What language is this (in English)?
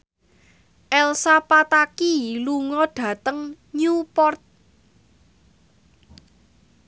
Javanese